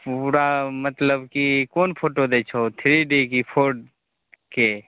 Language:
Maithili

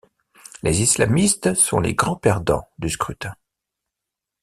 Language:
French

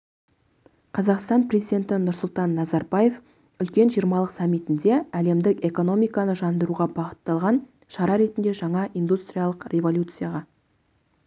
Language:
Kazakh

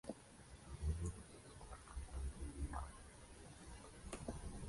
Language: Spanish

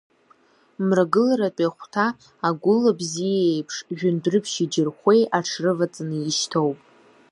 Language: Abkhazian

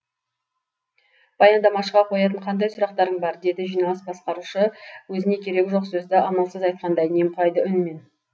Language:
Kazakh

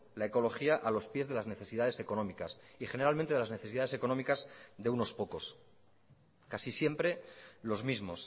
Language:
Spanish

